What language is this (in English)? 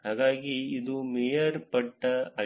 Kannada